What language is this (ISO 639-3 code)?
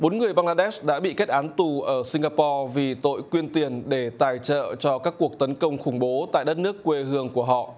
vie